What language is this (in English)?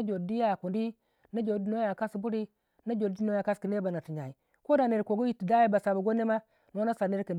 Waja